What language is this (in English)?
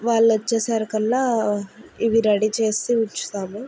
Telugu